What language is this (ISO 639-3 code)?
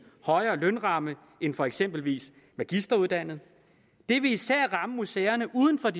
dan